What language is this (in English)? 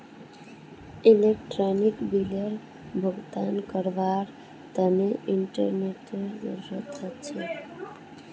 Magahi